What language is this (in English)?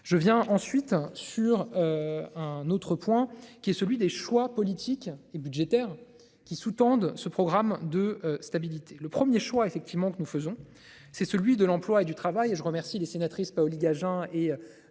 French